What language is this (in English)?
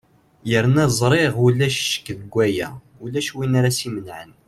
Kabyle